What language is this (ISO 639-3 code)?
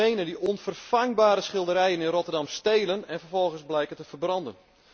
nld